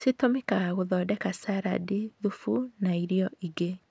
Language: Kikuyu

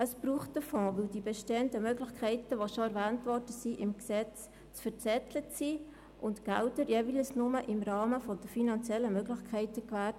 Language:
Swiss German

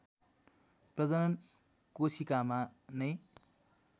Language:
Nepali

